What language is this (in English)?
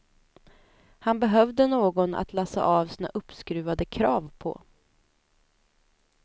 Swedish